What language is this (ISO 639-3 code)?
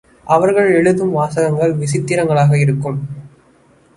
tam